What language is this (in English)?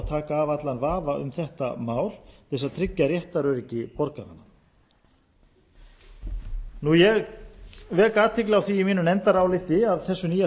Icelandic